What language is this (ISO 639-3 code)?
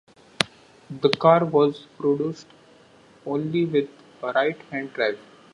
eng